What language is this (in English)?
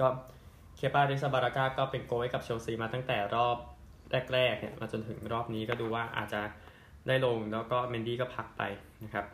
Thai